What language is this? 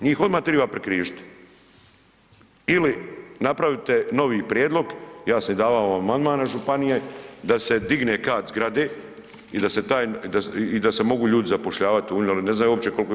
Croatian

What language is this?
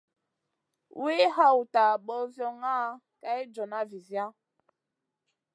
Masana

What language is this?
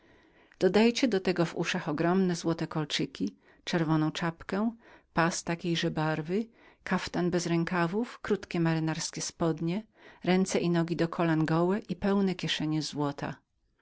Polish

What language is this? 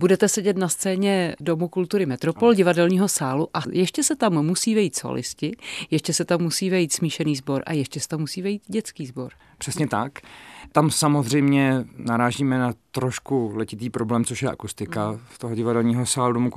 Czech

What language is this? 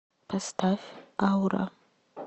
Russian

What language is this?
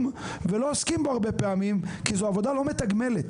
Hebrew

